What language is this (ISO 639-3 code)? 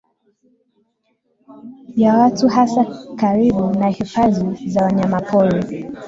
swa